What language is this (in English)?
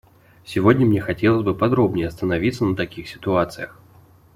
Russian